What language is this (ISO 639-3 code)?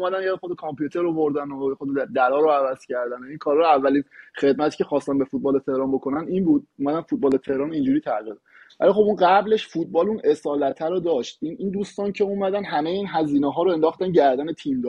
fas